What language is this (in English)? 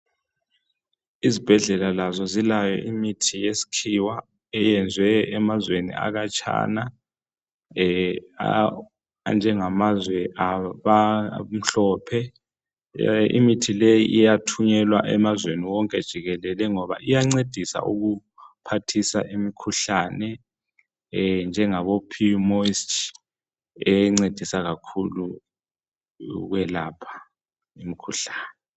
North Ndebele